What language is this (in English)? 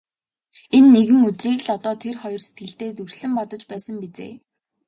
Mongolian